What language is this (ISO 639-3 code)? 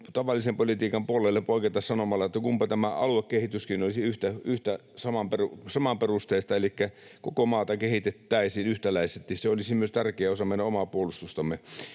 fin